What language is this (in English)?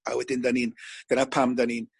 Welsh